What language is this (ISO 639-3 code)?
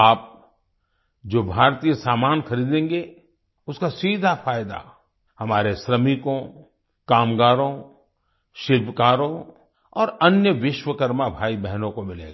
hin